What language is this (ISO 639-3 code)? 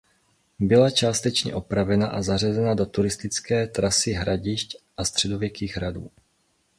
ces